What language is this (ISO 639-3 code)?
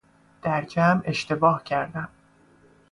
fas